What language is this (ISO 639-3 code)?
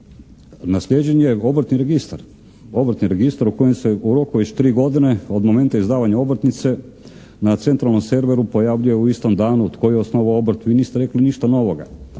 hrv